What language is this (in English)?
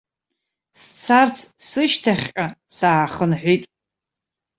Abkhazian